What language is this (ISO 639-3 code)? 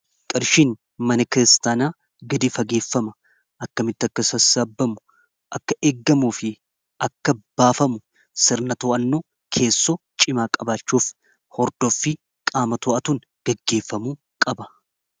orm